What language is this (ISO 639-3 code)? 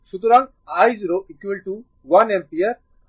ben